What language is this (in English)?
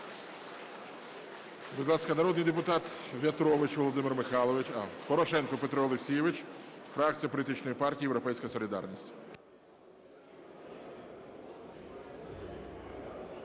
Ukrainian